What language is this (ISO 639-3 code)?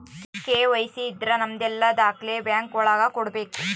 kan